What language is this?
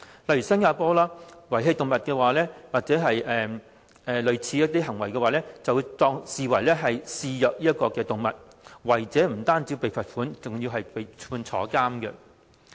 Cantonese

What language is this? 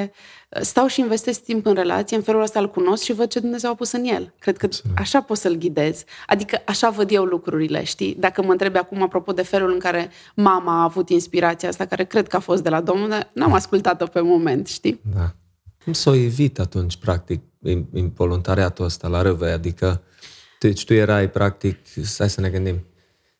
Romanian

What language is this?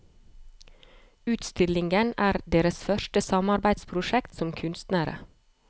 Norwegian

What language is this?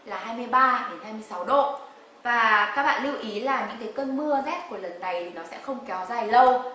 Vietnamese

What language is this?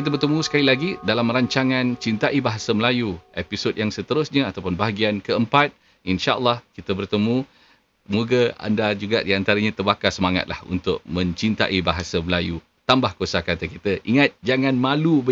Malay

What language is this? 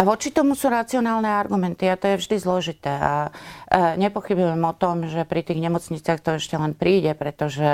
Slovak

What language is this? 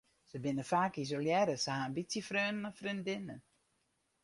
Western Frisian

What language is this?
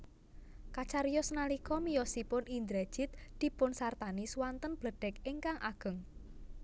Javanese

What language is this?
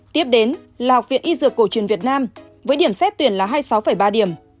Vietnamese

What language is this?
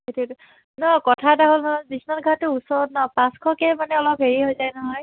Assamese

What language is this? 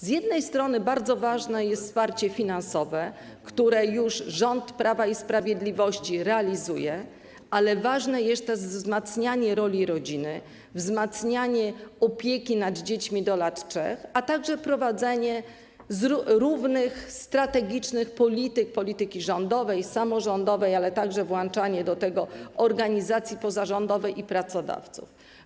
Polish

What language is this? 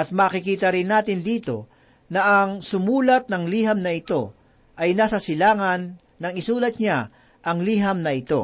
Filipino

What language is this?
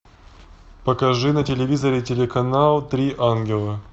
Russian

